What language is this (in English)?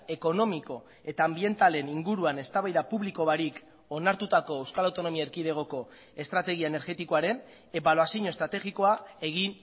Basque